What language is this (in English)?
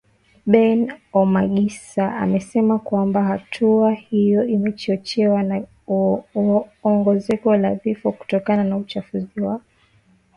Swahili